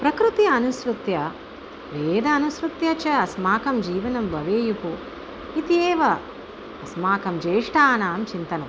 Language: Sanskrit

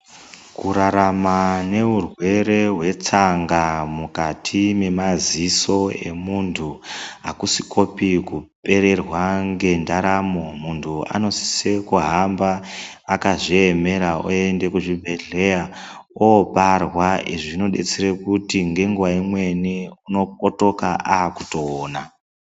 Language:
Ndau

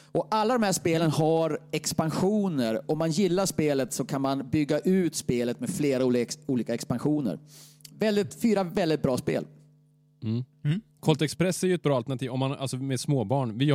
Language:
Swedish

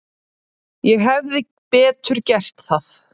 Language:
Icelandic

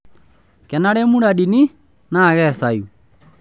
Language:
Masai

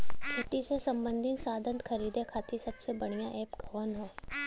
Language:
Bhojpuri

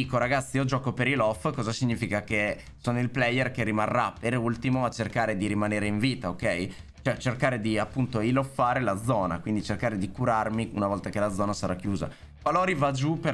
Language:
Italian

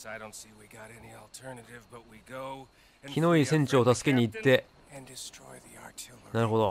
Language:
Japanese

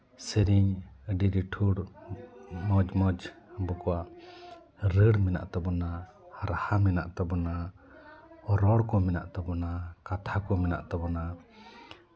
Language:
Santali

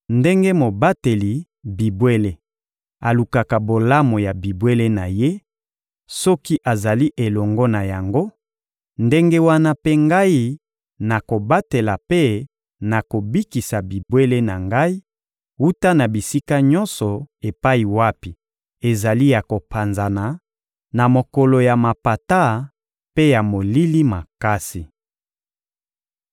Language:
Lingala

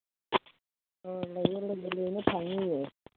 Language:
Manipuri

